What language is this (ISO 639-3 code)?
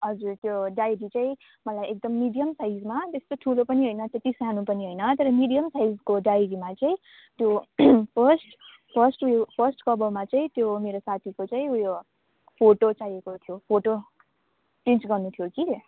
nep